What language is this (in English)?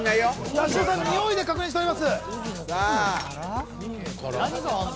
Japanese